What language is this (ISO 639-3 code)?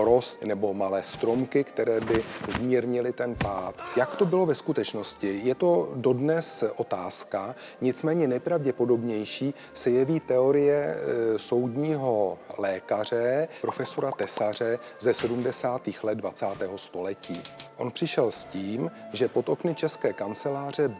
ces